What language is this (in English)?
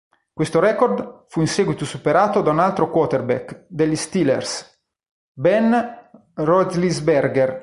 Italian